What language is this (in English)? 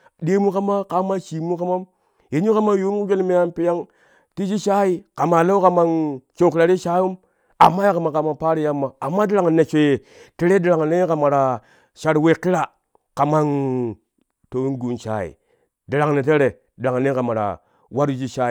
Kushi